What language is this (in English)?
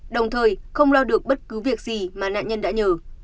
Vietnamese